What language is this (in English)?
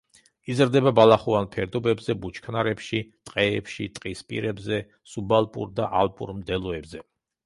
Georgian